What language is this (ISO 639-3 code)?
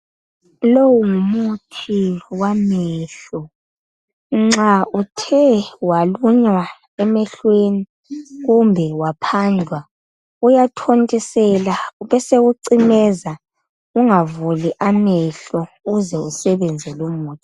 nde